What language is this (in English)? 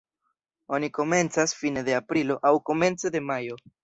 Esperanto